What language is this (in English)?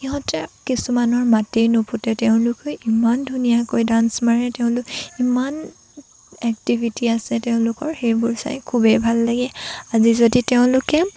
Assamese